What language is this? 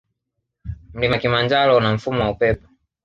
Swahili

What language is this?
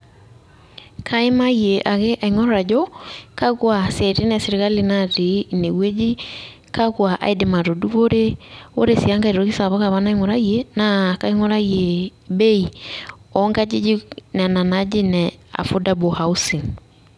Masai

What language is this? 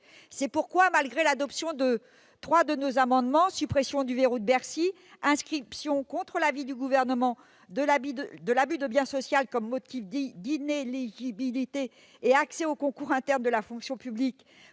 French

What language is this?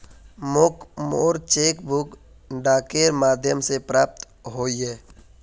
Magahi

